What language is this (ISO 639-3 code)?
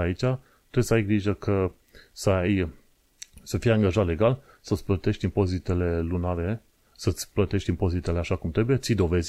ron